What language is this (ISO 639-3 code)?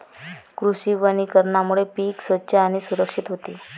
mar